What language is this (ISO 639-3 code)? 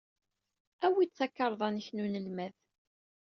kab